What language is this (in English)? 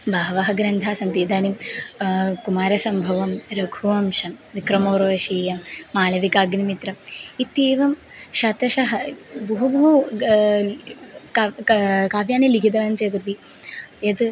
Sanskrit